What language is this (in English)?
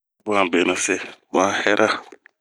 Bomu